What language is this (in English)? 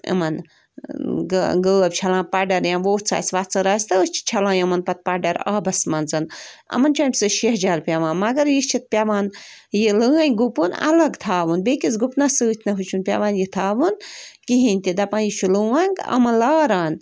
Kashmiri